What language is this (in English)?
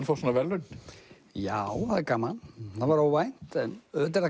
Icelandic